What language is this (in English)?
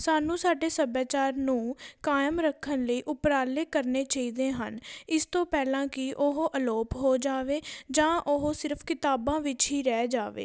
Punjabi